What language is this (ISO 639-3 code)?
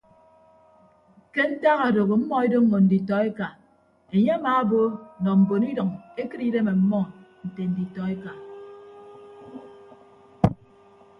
ibb